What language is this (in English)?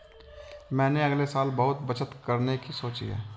Hindi